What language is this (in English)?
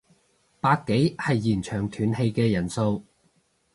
Cantonese